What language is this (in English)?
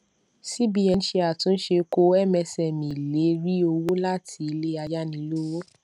Yoruba